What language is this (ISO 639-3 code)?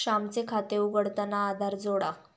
mar